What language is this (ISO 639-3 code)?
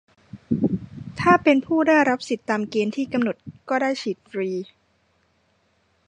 tha